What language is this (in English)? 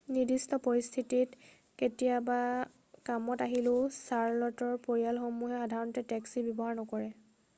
Assamese